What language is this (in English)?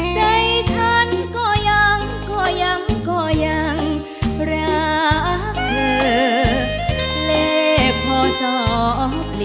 Thai